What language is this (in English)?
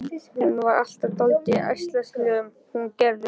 Icelandic